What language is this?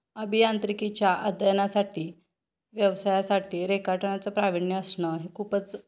Marathi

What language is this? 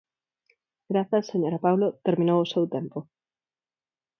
Galician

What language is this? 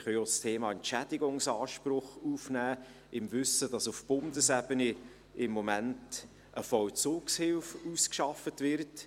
Swiss German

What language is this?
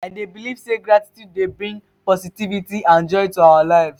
Nigerian Pidgin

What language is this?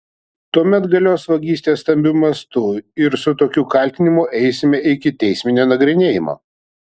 Lithuanian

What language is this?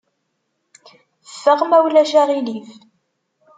Kabyle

